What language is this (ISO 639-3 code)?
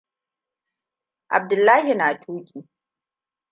hau